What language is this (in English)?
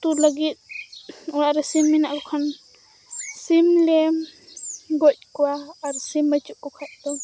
Santali